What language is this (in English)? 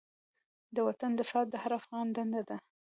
Pashto